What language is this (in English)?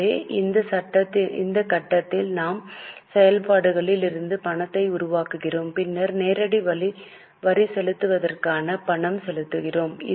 Tamil